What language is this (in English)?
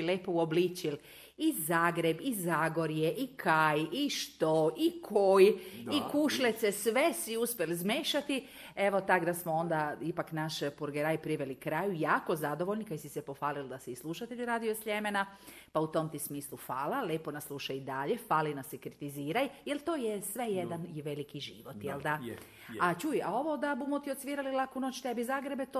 Croatian